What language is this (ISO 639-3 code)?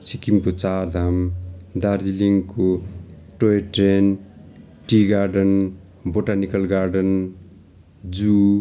nep